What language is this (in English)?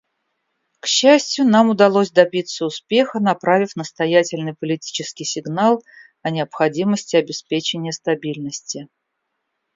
Russian